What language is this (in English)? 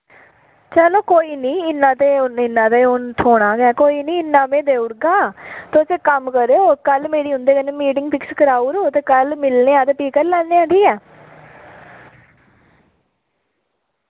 Dogri